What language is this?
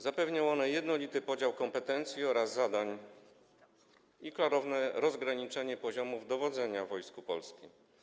Polish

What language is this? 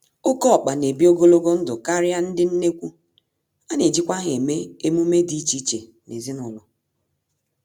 Igbo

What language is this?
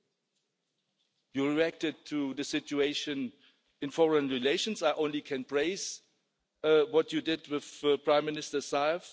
English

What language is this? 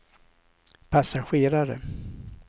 Swedish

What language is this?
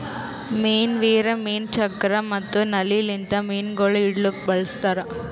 Kannada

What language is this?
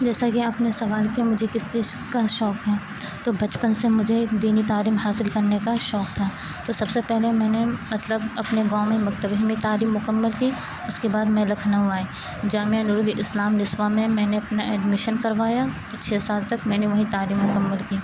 Urdu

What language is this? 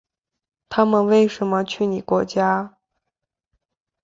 Chinese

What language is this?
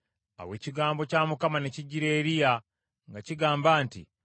Ganda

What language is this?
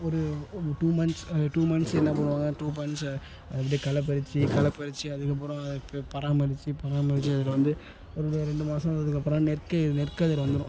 Tamil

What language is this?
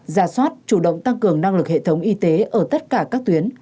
Vietnamese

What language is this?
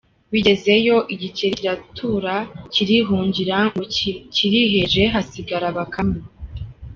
Kinyarwanda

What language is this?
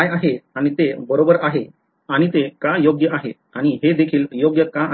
Marathi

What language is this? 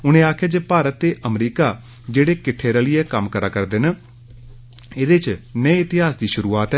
Dogri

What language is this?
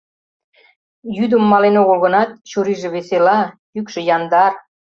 Mari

